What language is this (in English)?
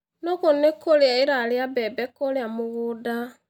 Kikuyu